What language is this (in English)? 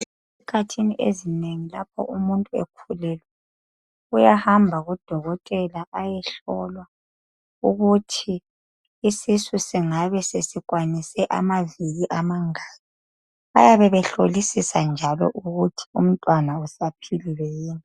North Ndebele